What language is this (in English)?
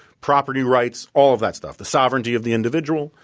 English